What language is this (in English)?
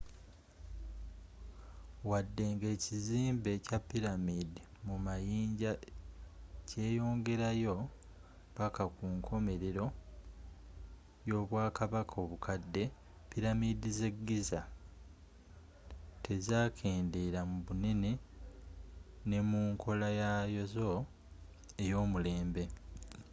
Ganda